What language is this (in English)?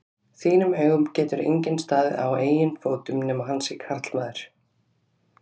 Icelandic